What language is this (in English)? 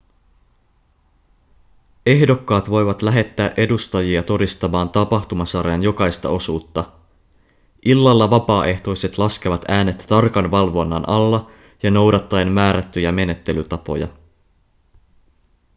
Finnish